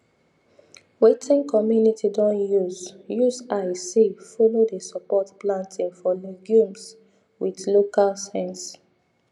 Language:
Nigerian Pidgin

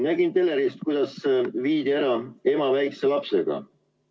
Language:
Estonian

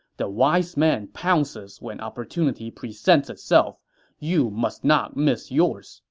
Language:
English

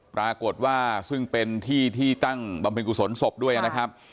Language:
Thai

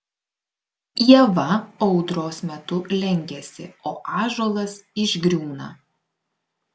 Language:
Lithuanian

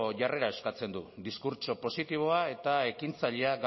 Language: Basque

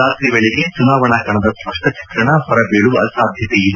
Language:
Kannada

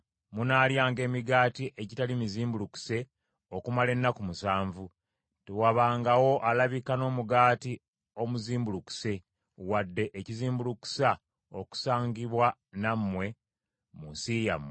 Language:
Ganda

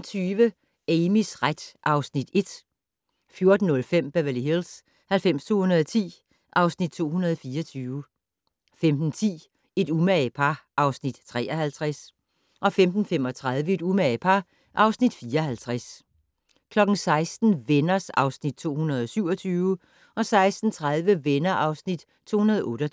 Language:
Danish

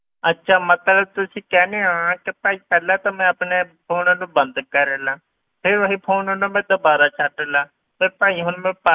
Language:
Punjabi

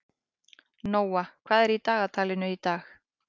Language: Icelandic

